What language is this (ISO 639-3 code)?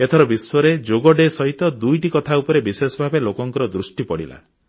ori